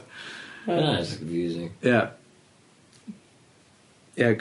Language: Welsh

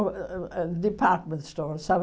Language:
Portuguese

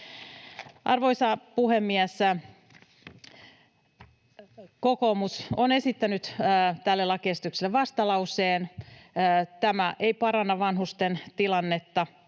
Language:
Finnish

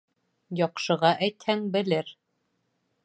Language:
Bashkir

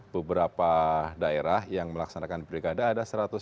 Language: Indonesian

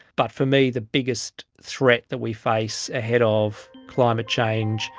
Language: English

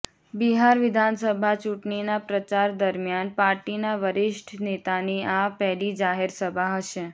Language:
Gujarati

